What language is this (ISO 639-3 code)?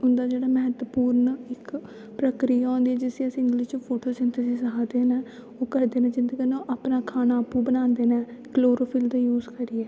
doi